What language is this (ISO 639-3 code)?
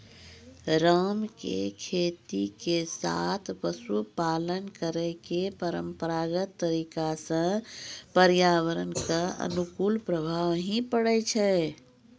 mai